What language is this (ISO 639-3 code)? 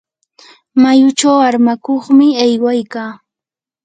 qur